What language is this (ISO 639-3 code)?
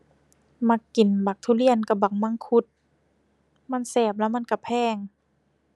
tha